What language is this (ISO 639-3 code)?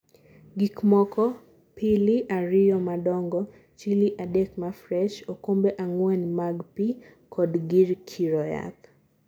luo